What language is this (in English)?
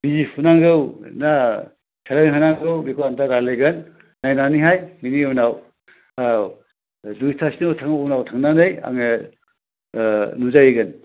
Bodo